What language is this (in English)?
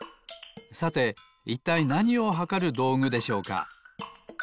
Japanese